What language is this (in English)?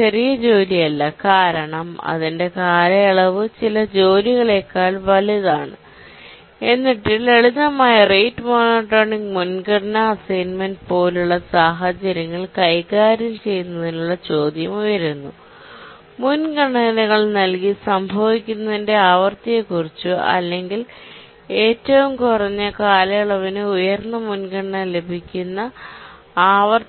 Malayalam